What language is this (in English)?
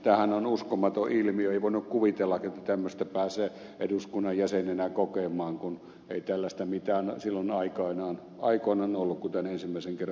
Finnish